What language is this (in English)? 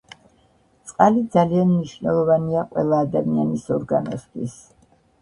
Georgian